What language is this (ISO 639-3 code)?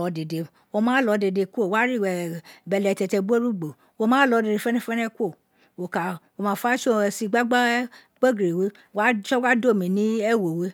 its